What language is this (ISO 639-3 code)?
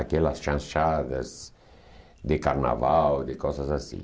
por